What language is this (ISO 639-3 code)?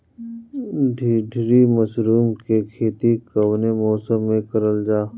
bho